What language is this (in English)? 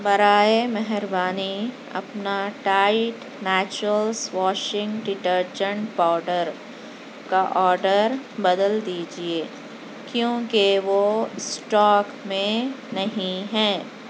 Urdu